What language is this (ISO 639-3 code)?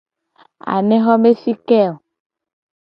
gej